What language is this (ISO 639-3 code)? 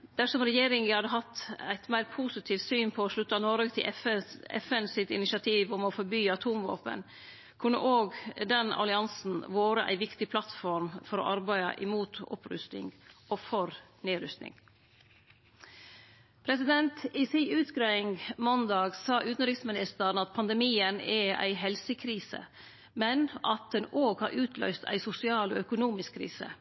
nno